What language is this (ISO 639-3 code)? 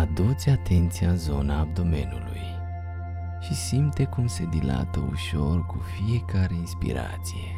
ron